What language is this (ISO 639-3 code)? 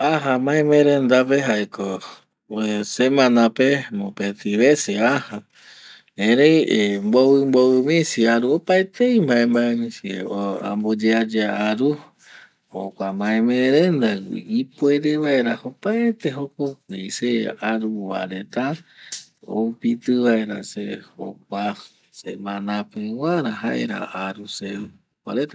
gui